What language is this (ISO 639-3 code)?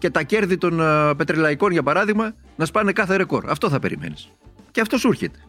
ell